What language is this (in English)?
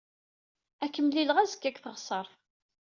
Kabyle